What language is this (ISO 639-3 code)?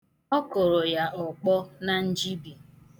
ibo